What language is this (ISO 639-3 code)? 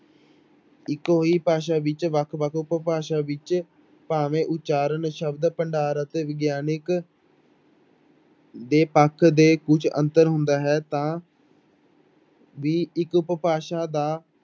pan